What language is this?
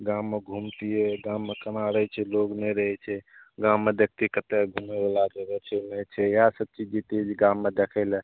Maithili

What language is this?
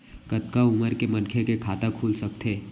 Chhattisgarhi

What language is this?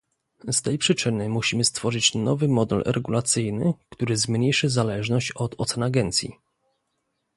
Polish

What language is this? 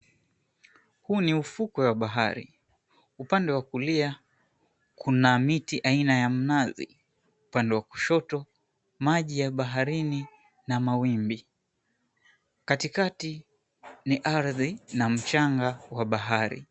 Swahili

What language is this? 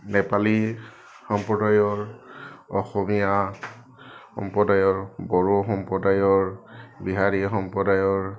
Assamese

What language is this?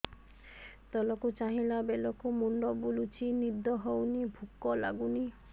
Odia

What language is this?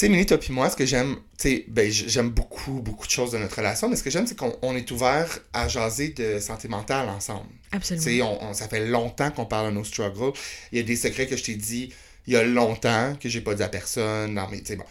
French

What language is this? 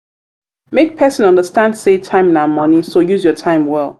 Nigerian Pidgin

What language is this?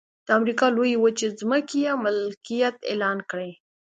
Pashto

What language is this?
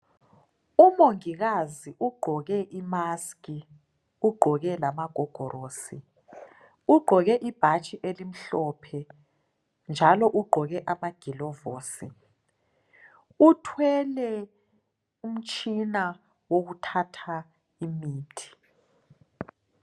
North Ndebele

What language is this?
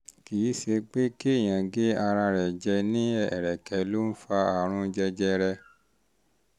Yoruba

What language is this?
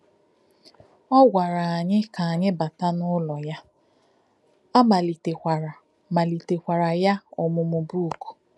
Igbo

